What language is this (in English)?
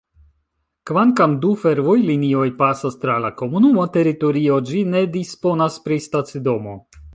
Esperanto